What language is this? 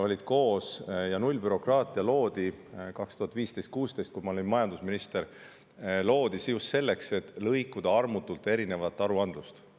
Estonian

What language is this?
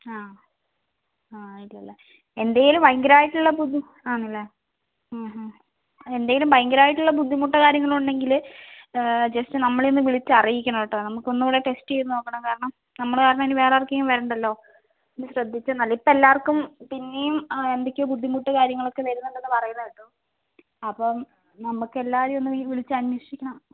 Malayalam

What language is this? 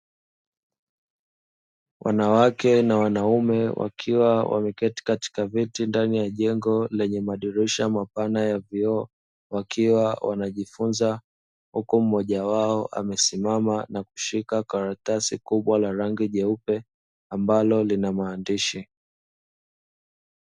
Swahili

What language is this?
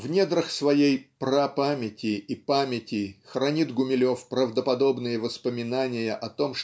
Russian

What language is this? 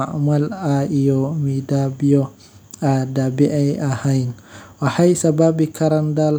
Somali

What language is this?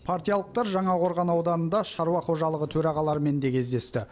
Kazakh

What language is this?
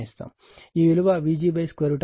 Telugu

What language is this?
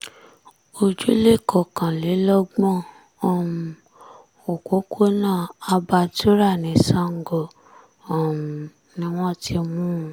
Yoruba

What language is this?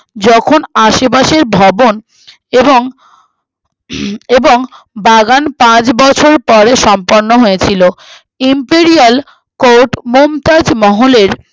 Bangla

